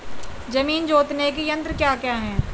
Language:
Hindi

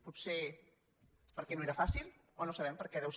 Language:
Catalan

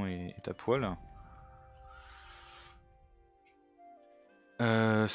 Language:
French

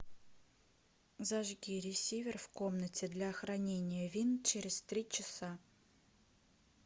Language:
Russian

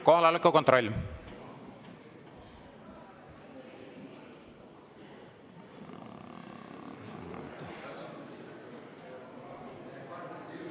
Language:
Estonian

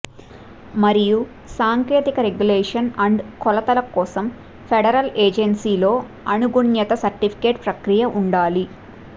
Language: Telugu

